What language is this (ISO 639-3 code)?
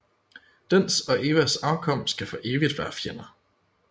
dan